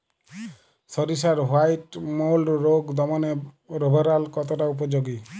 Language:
Bangla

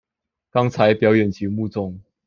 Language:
Chinese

